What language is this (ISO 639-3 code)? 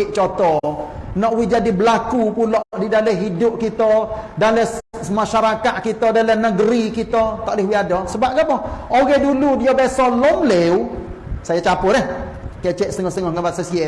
msa